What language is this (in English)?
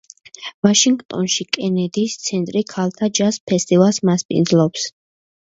Georgian